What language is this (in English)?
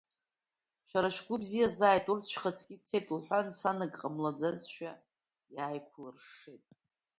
Abkhazian